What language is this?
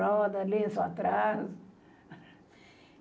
Portuguese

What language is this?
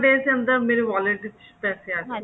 Punjabi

